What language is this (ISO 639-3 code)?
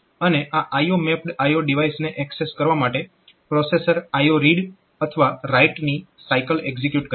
guj